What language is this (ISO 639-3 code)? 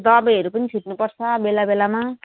nep